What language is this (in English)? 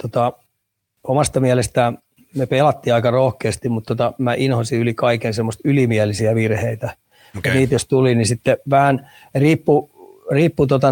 Finnish